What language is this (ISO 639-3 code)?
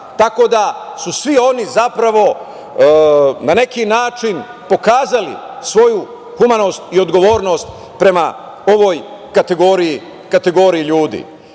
srp